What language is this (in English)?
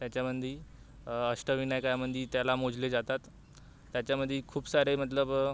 Marathi